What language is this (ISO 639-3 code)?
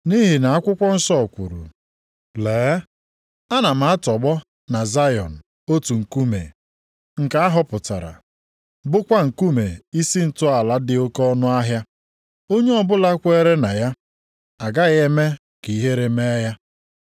ibo